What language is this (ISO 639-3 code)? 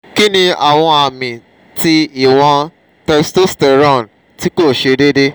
yor